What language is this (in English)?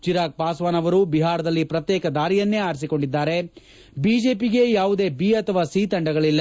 Kannada